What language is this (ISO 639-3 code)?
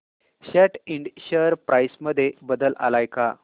mar